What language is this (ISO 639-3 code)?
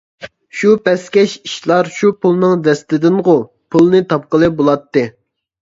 uig